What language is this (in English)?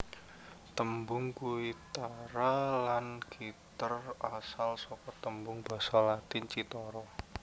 Javanese